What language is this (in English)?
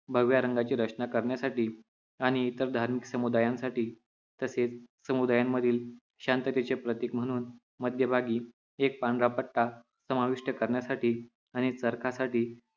Marathi